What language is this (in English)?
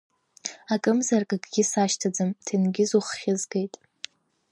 Abkhazian